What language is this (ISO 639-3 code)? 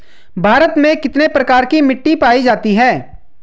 hin